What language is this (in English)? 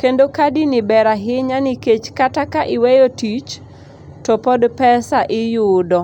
Luo (Kenya and Tanzania)